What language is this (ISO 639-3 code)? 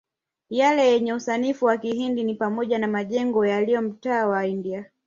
swa